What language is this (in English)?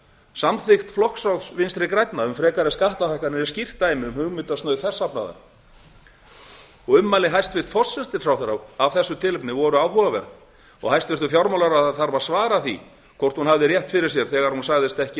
Icelandic